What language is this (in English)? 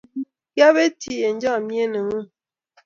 Kalenjin